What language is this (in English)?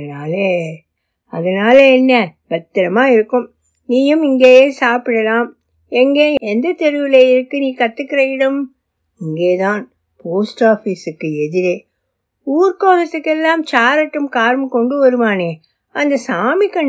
Tamil